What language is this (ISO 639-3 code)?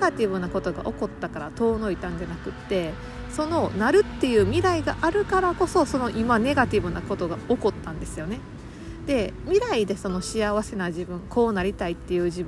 jpn